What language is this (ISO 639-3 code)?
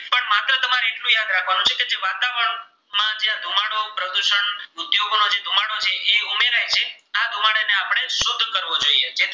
guj